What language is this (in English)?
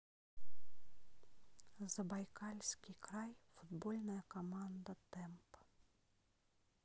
Russian